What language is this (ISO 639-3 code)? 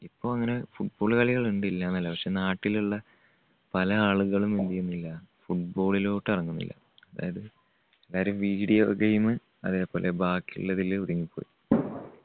mal